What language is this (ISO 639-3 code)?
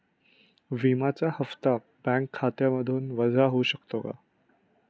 mar